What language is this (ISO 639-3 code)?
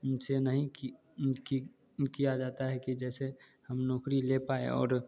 hin